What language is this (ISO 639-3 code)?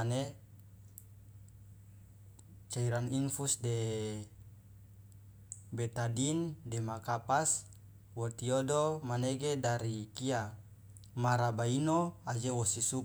loa